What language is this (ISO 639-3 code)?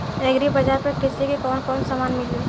bho